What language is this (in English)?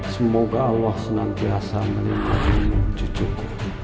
Indonesian